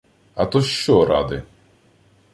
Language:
Ukrainian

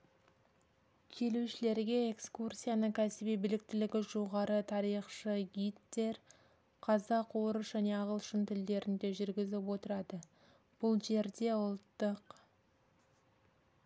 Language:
Kazakh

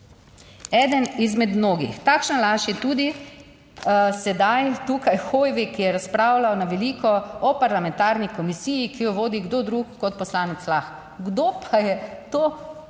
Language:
Slovenian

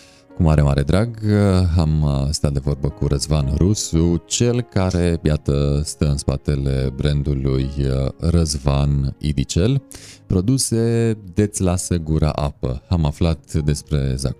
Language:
Romanian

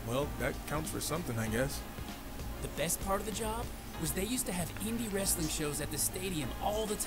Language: Italian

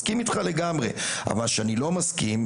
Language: Hebrew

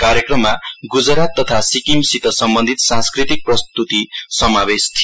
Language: Nepali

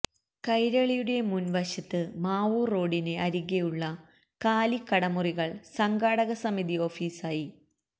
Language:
Malayalam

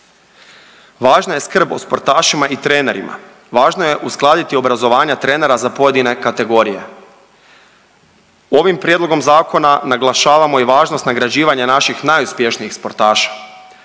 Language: Croatian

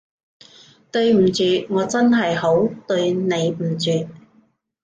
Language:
Cantonese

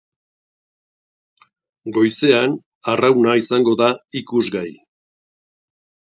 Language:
Basque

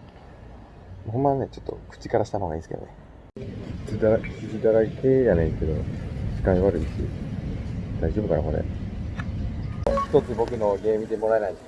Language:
Japanese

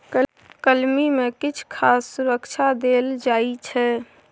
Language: Maithili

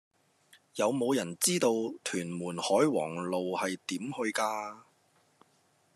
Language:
Cantonese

